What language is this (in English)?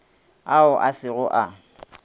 Northern Sotho